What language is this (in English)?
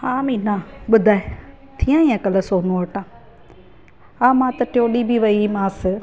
Sindhi